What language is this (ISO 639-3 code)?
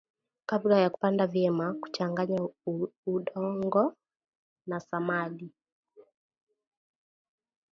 swa